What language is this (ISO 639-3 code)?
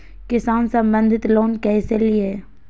mag